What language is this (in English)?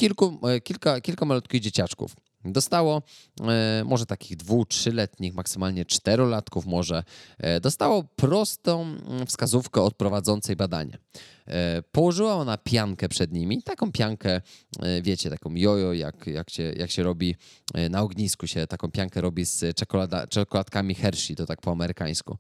Polish